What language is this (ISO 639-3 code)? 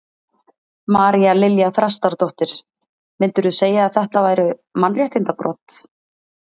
isl